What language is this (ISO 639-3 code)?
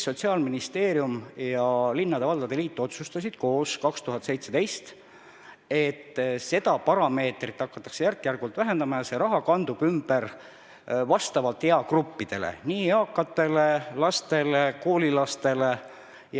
est